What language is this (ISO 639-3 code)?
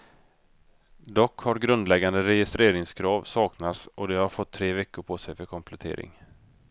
swe